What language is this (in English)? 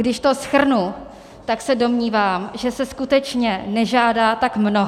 Czech